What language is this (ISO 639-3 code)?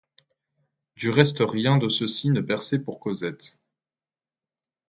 fra